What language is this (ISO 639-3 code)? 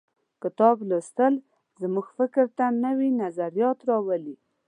pus